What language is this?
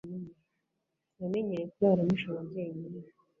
Kinyarwanda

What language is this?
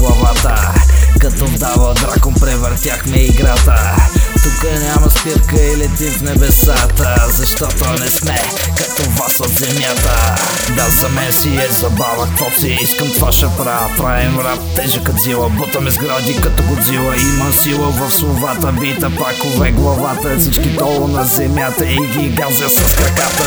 Bulgarian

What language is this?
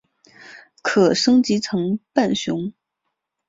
Chinese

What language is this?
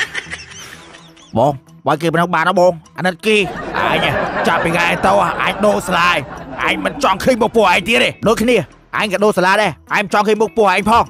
Thai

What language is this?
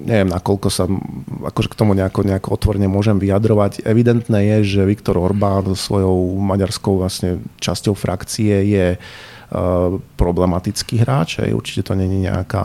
Slovak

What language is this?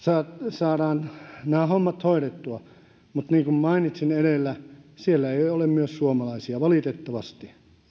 Finnish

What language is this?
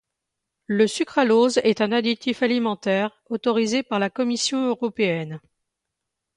French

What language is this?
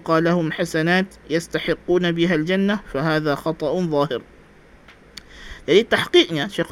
Malay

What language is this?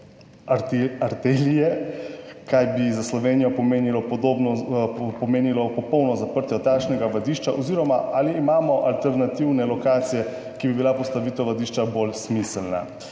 Slovenian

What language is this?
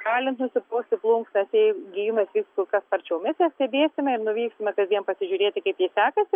Lithuanian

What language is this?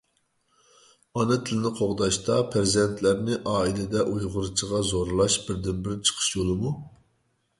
Uyghur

